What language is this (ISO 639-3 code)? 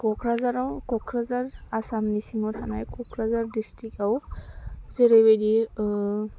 brx